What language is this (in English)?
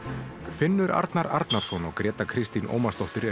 Icelandic